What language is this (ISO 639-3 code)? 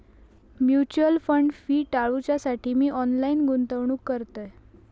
mar